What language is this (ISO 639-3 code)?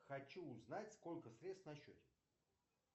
rus